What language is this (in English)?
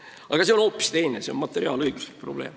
Estonian